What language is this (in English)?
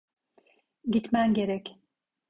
Turkish